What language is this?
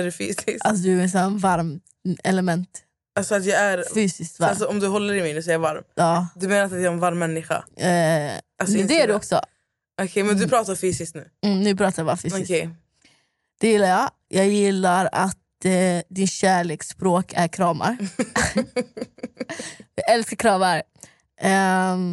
Swedish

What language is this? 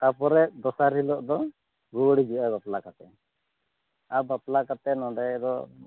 Santali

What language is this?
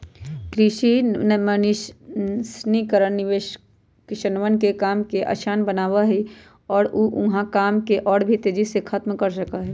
Magahi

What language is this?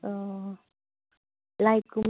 Manipuri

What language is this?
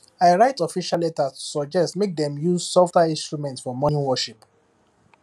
Nigerian Pidgin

